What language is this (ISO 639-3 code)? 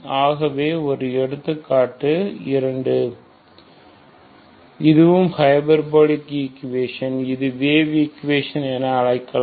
tam